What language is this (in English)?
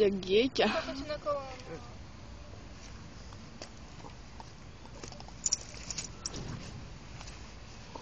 Czech